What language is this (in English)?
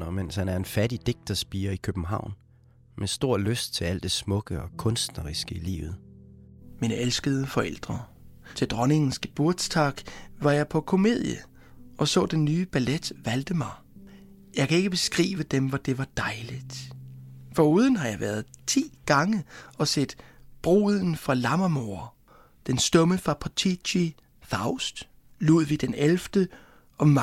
Danish